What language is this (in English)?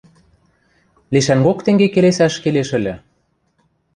Western Mari